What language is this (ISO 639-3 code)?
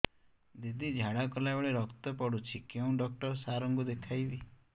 ori